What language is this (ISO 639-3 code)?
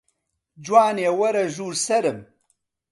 ckb